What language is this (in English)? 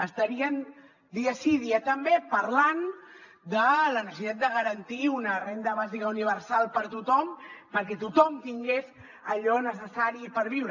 Catalan